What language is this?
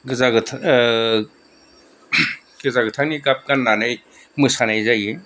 Bodo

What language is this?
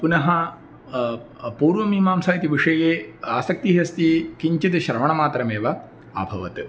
Sanskrit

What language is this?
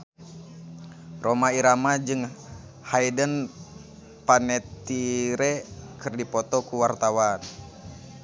Sundanese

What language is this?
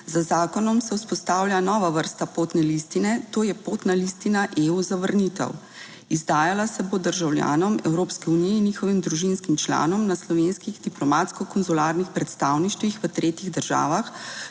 Slovenian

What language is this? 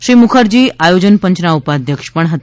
Gujarati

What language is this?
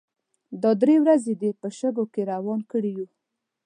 Pashto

